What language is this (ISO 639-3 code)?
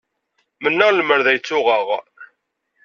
kab